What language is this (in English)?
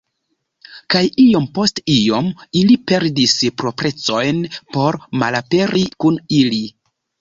Esperanto